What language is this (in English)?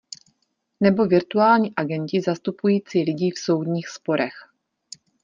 Czech